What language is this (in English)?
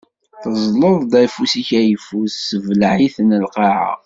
Kabyle